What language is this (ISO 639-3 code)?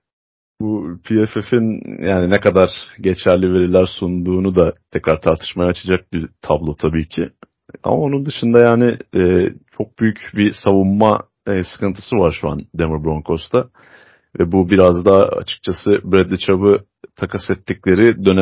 tur